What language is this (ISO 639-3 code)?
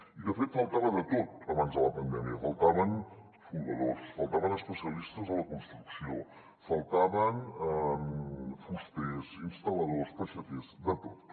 cat